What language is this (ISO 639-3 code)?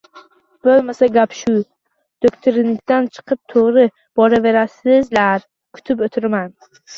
uzb